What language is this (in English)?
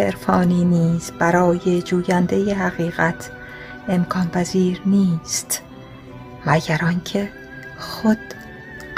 Persian